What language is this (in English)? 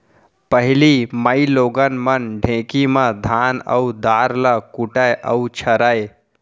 Chhattisgarhi